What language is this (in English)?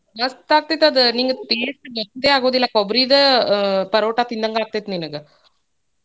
Kannada